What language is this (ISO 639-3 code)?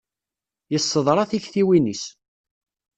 kab